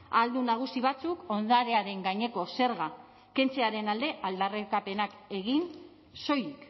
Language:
Basque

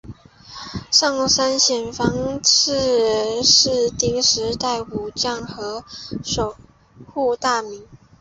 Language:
Chinese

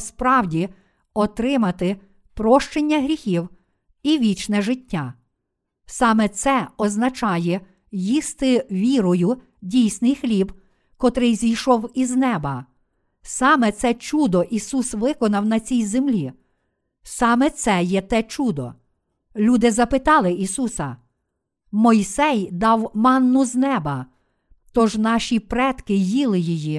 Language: Ukrainian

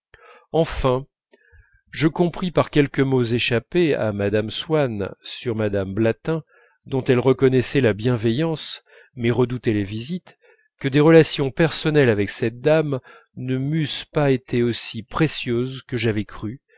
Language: French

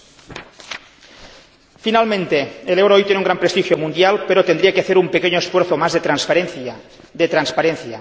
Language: Spanish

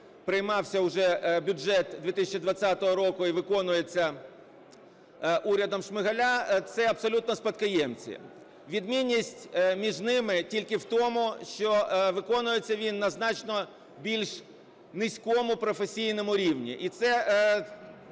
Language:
Ukrainian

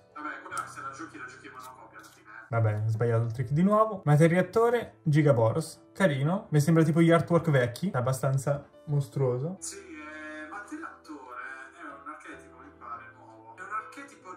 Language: Italian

